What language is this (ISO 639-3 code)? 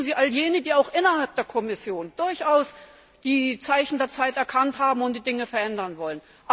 deu